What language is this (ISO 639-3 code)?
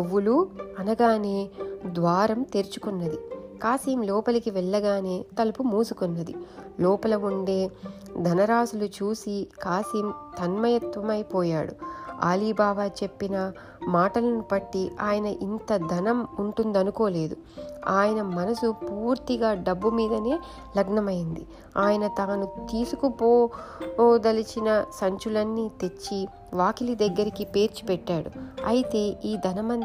tel